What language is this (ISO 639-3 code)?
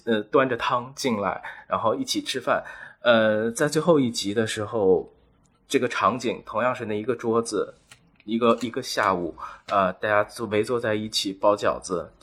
zho